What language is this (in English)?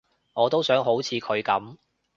Cantonese